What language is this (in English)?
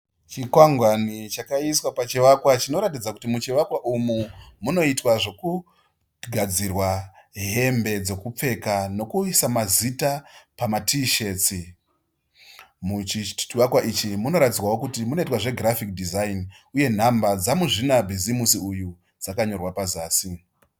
Shona